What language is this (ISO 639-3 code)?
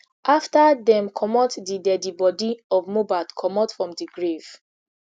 pcm